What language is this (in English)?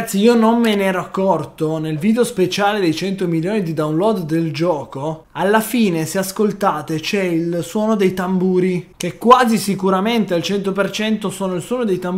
Italian